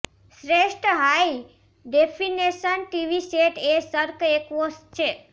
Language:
Gujarati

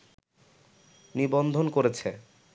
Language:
Bangla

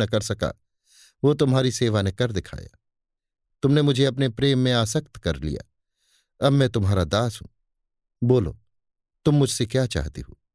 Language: Hindi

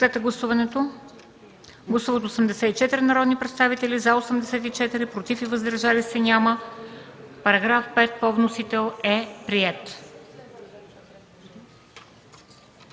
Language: Bulgarian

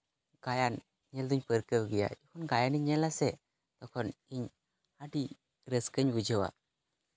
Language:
Santali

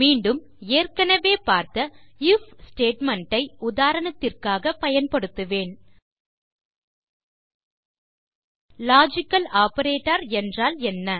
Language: Tamil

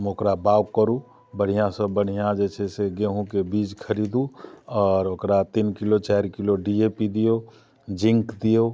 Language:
Maithili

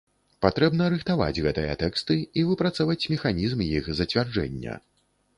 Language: Belarusian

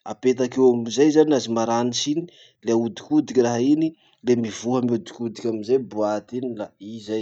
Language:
Masikoro Malagasy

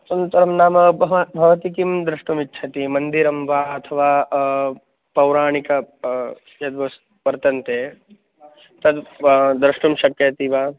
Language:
Sanskrit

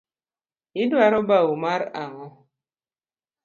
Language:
Luo (Kenya and Tanzania)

